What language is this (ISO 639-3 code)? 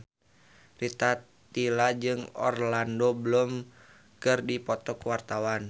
sun